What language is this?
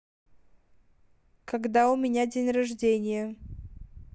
Russian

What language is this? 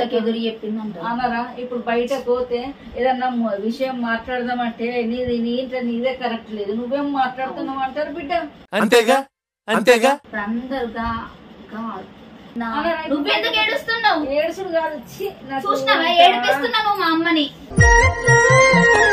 Telugu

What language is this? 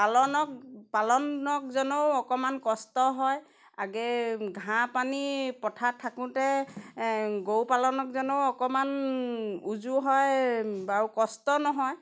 Assamese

